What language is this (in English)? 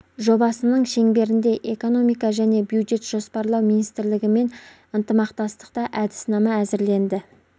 Kazakh